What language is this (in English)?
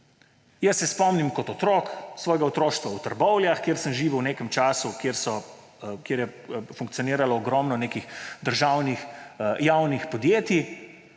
Slovenian